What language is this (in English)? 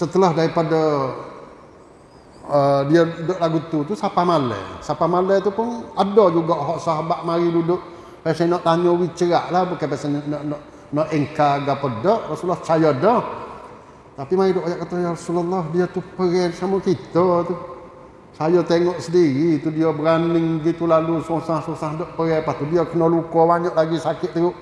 Malay